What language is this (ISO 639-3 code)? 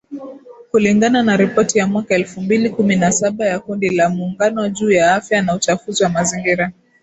swa